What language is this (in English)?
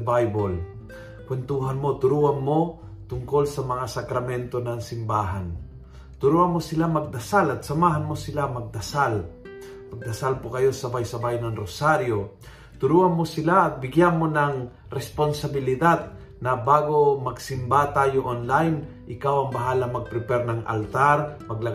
Filipino